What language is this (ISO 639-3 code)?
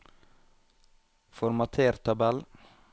nor